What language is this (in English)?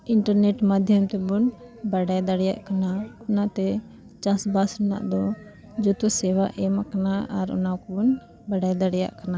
Santali